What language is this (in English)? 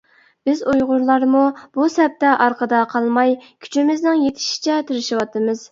Uyghur